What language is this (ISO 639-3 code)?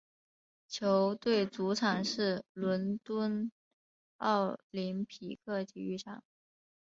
zho